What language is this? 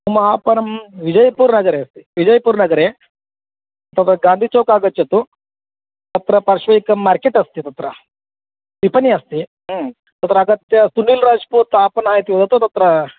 Sanskrit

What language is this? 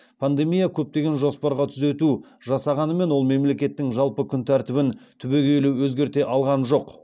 Kazakh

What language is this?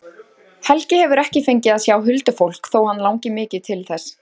Icelandic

